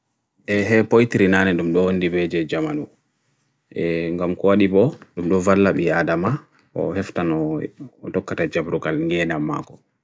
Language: Bagirmi Fulfulde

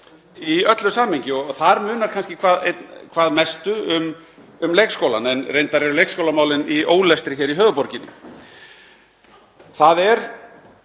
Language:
Icelandic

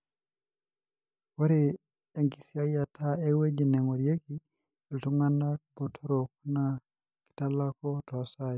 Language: Masai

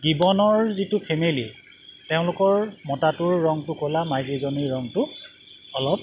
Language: Assamese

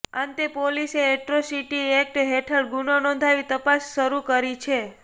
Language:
Gujarati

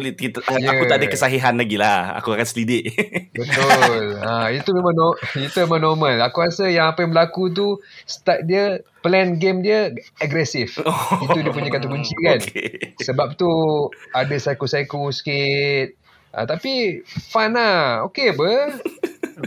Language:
Malay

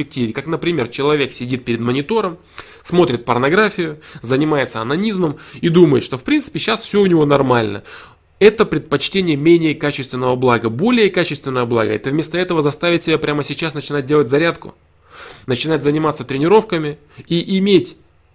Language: Russian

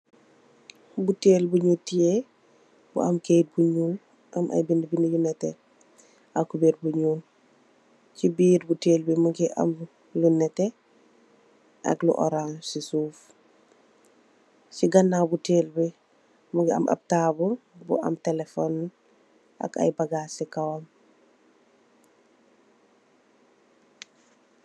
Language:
Wolof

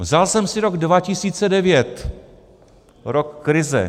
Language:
Czech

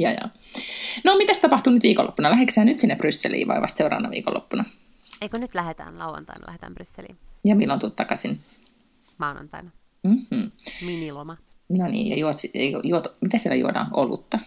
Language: Finnish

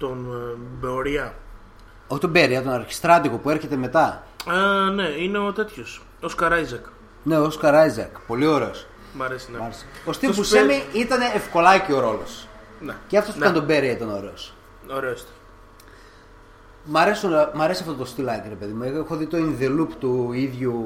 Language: Greek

